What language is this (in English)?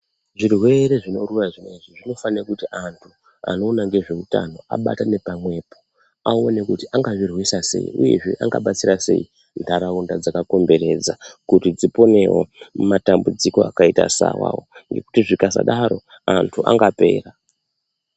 Ndau